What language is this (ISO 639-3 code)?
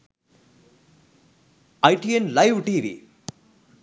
sin